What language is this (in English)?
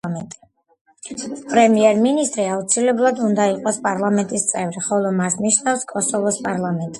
Georgian